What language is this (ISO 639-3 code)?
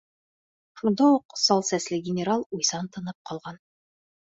bak